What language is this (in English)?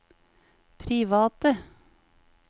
Norwegian